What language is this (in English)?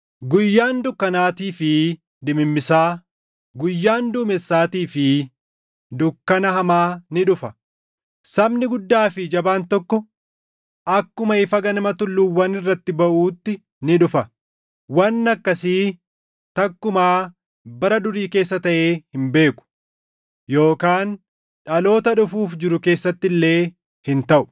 Oromo